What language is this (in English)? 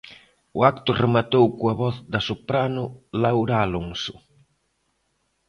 Galician